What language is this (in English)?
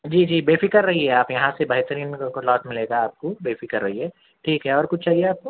Urdu